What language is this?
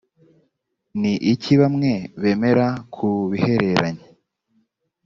Kinyarwanda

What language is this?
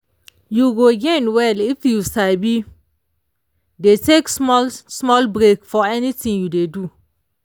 Nigerian Pidgin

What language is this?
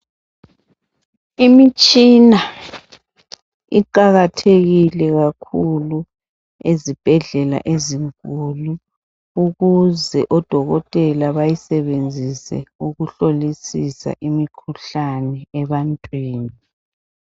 North Ndebele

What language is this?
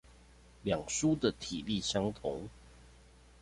Chinese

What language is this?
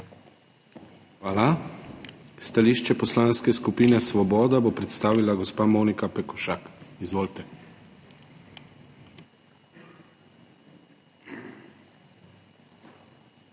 Slovenian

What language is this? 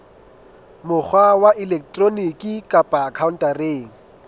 Southern Sotho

